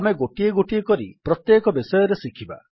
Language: Odia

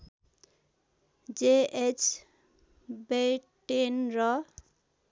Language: Nepali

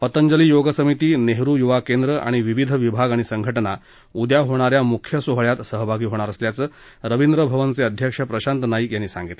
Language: Marathi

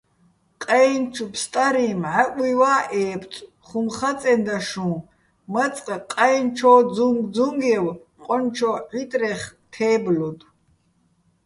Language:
Bats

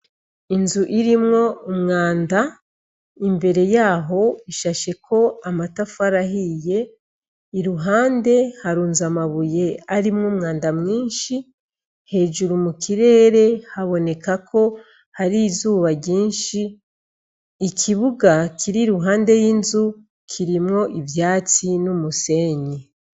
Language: Rundi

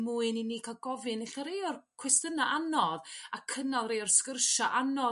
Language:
Welsh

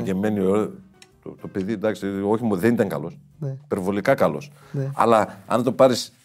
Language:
Greek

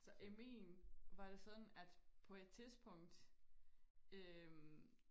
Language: Danish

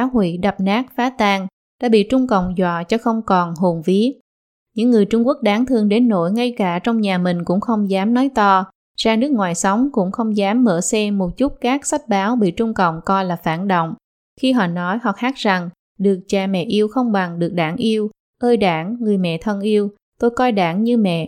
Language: Vietnamese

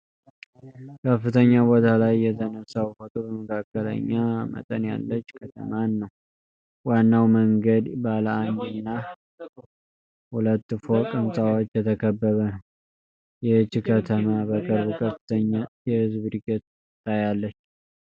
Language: Amharic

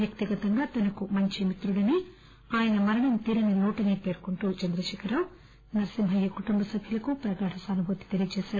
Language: Telugu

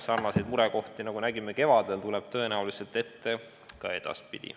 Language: Estonian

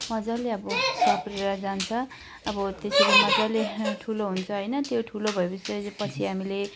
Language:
Nepali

